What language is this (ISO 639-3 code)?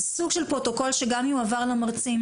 heb